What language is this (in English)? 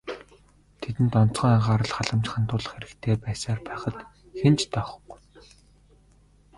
Mongolian